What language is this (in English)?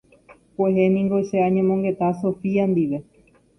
Guarani